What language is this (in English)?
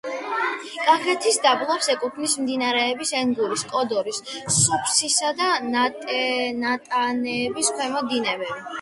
Georgian